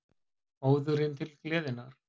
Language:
Icelandic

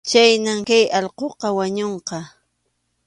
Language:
Arequipa-La Unión Quechua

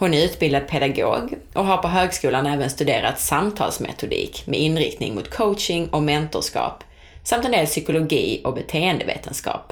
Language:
Swedish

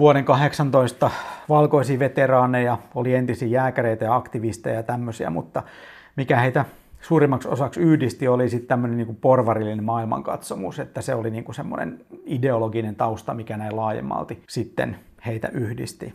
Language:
Finnish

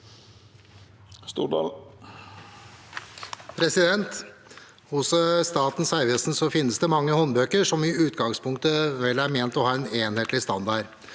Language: Norwegian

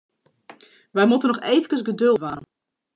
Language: Western Frisian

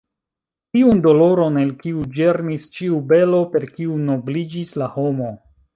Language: Esperanto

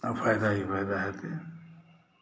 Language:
Maithili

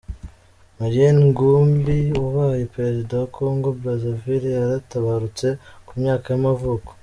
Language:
Kinyarwanda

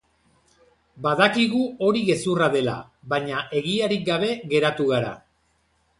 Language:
Basque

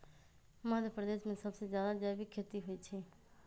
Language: Magahi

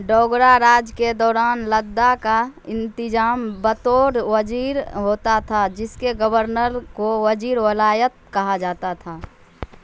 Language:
Urdu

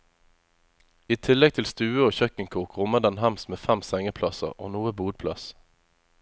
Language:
Norwegian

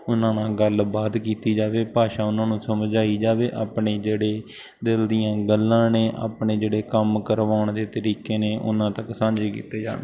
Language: Punjabi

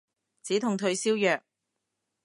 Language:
Cantonese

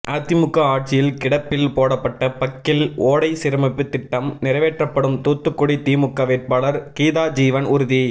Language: Tamil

